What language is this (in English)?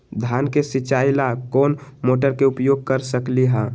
Magahi